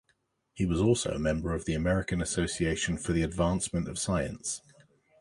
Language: English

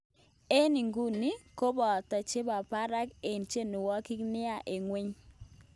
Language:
Kalenjin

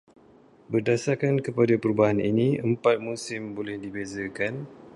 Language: Malay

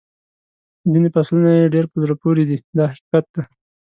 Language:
Pashto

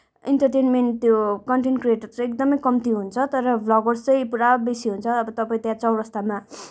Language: Nepali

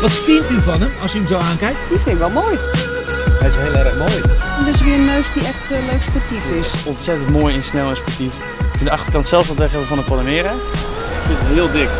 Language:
Dutch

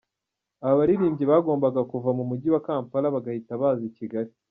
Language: Kinyarwanda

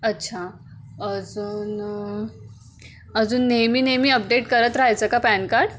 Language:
Marathi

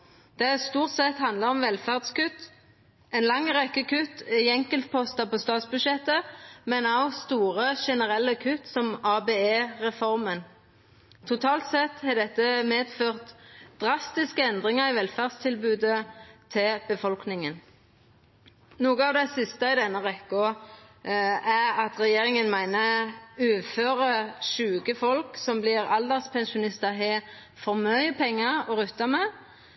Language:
Norwegian Nynorsk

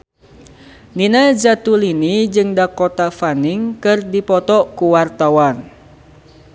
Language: Sundanese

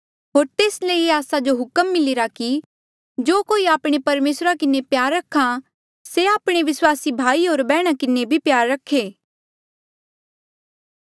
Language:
Mandeali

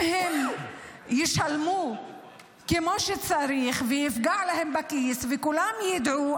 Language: Hebrew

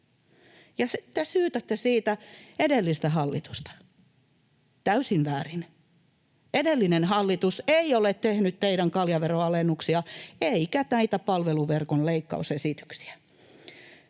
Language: Finnish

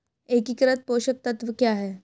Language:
Hindi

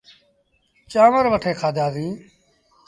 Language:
Sindhi Bhil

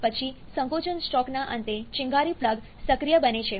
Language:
Gujarati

